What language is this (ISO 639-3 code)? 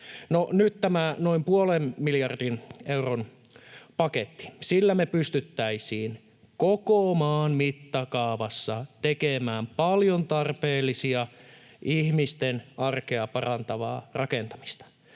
fin